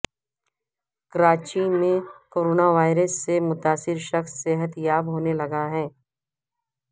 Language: Urdu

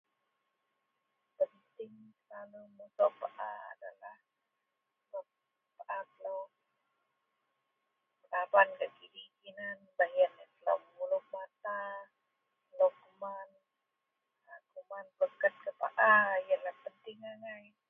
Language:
Central Melanau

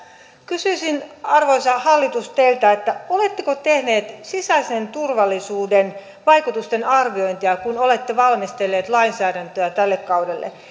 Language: Finnish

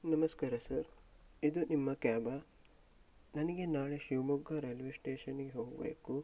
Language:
Kannada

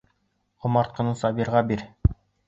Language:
Bashkir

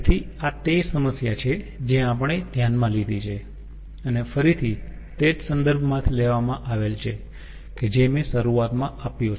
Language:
Gujarati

